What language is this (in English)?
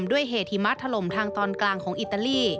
Thai